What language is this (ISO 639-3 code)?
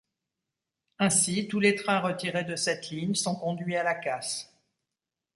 fra